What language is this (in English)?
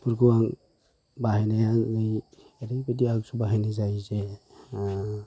Bodo